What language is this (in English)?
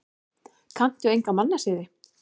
Icelandic